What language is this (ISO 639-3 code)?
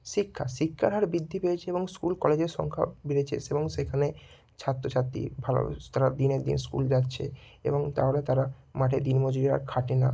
ben